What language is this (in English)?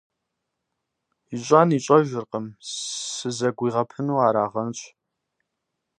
Kabardian